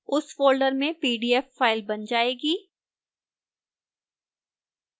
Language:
Hindi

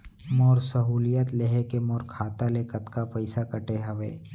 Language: Chhattisgarhi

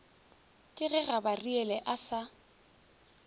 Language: Northern Sotho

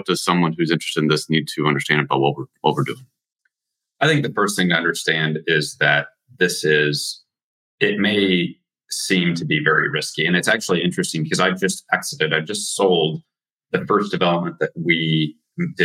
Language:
English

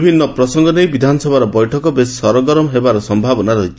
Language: Odia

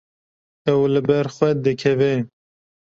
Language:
Kurdish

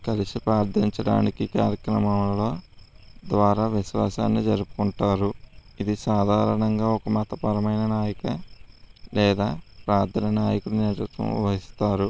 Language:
Telugu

